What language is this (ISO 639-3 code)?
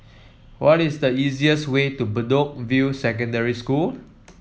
eng